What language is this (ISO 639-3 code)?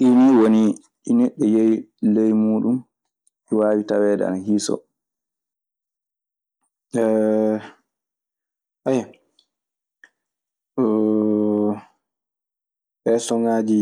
ffm